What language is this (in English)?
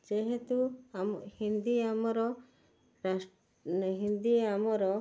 Odia